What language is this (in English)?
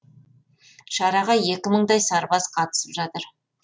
Kazakh